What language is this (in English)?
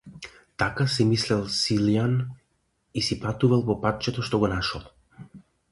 Macedonian